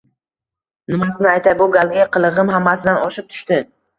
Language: Uzbek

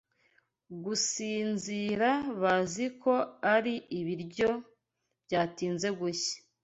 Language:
Kinyarwanda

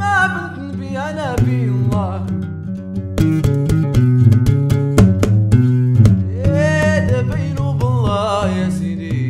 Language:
Arabic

